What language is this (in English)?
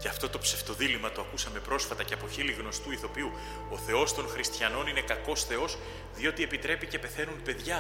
Greek